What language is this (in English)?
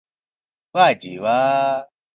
Urdu